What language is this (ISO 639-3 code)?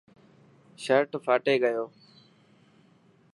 mki